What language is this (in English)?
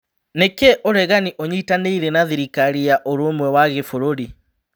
Kikuyu